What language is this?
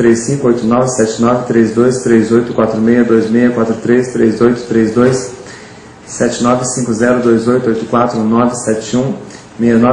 Portuguese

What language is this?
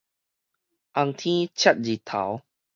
Min Nan Chinese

